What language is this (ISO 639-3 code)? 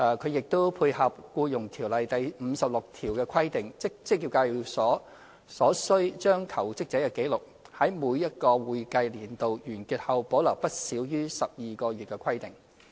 yue